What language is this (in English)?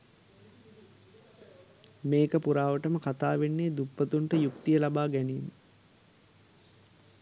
Sinhala